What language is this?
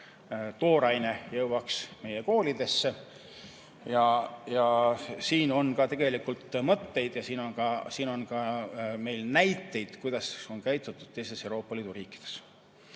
Estonian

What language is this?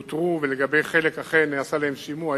Hebrew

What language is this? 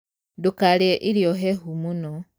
Kikuyu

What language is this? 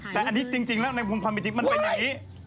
Thai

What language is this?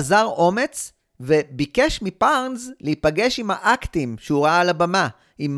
Hebrew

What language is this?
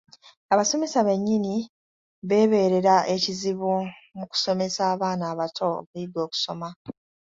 Ganda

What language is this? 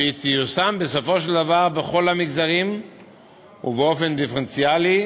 Hebrew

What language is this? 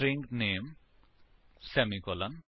Punjabi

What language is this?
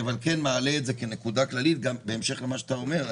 Hebrew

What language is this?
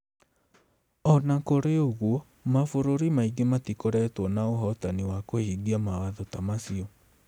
Kikuyu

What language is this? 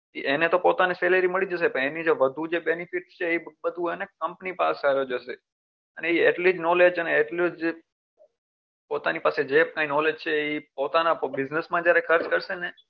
Gujarati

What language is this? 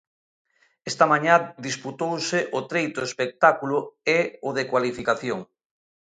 Galician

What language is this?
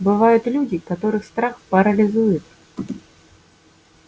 Russian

